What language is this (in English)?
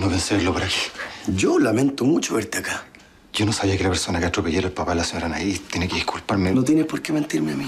Spanish